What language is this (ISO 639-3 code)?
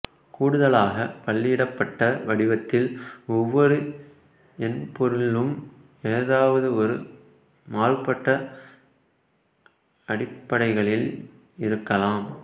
tam